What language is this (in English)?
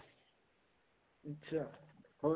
Punjabi